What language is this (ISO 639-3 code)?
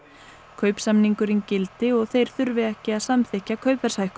isl